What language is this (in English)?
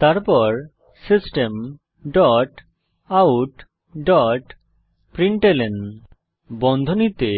Bangla